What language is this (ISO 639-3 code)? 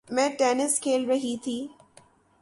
urd